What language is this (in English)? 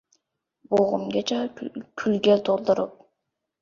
Uzbek